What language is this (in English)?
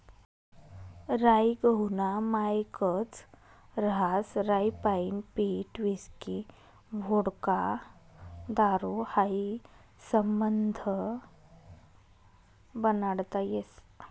Marathi